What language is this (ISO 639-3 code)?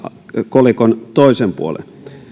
fin